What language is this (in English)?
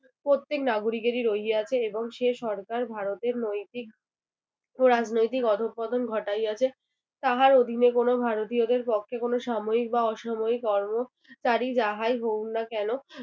Bangla